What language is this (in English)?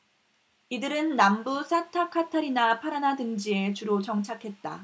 Korean